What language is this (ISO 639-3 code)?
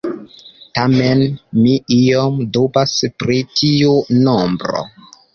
epo